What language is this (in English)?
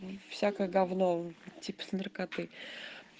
Russian